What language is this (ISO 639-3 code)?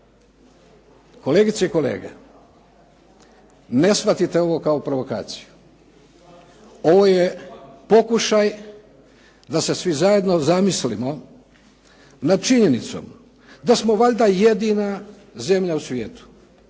hrv